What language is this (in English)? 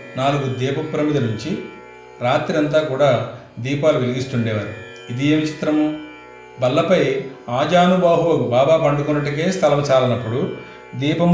Telugu